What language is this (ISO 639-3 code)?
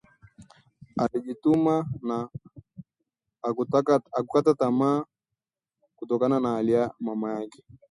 swa